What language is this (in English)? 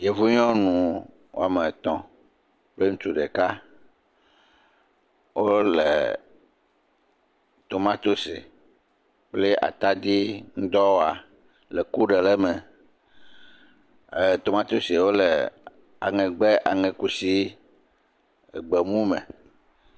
Ewe